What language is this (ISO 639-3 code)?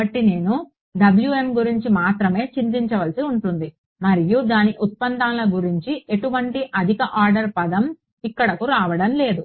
tel